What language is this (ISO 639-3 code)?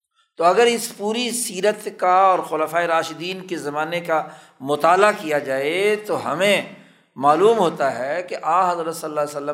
urd